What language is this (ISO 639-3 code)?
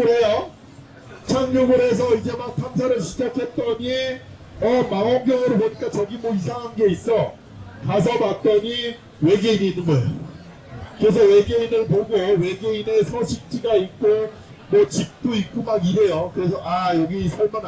kor